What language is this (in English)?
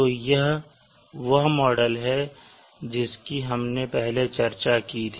Hindi